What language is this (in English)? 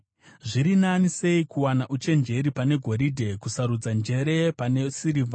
Shona